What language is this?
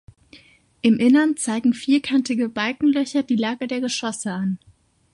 German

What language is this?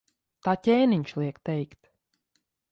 Latvian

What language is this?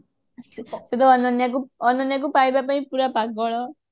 Odia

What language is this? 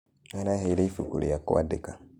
Kikuyu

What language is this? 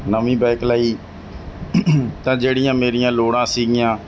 Punjabi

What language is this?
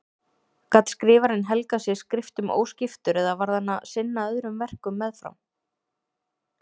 Icelandic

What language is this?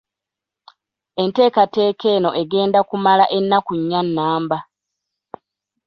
Ganda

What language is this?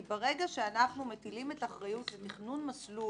Hebrew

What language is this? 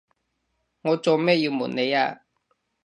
Cantonese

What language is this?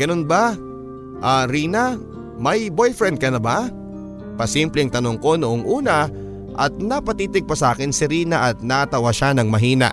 Filipino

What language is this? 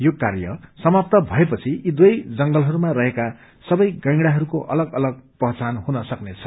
Nepali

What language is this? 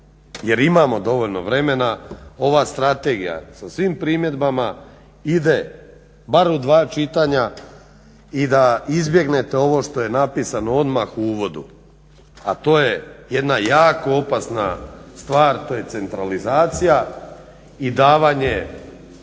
Croatian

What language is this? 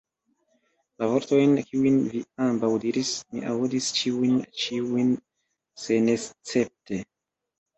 Esperanto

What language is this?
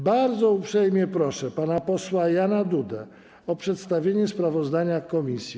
Polish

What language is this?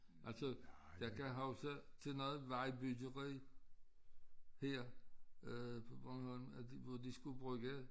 Danish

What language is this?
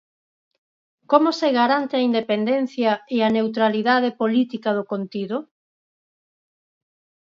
Galician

